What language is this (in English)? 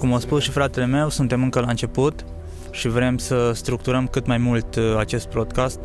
Romanian